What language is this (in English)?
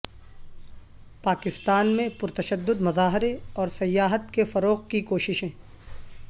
Urdu